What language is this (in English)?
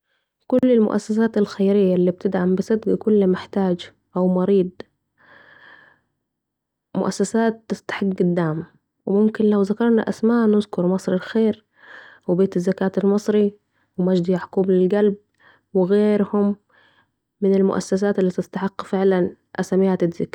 Saidi Arabic